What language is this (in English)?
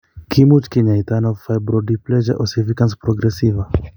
Kalenjin